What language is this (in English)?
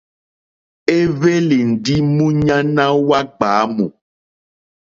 Mokpwe